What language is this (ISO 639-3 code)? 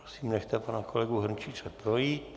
ces